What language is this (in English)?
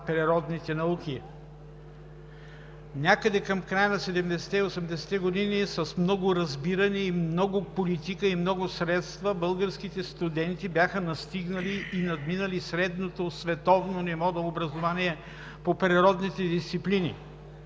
Bulgarian